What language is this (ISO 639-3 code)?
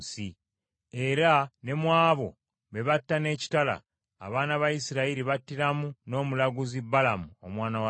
lug